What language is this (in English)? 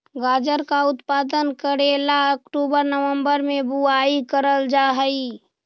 Magahi